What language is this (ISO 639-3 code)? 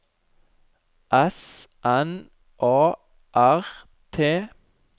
nor